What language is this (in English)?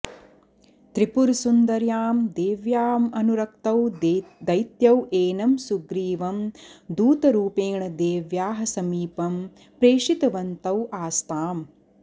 Sanskrit